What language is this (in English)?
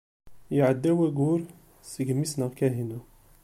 Kabyle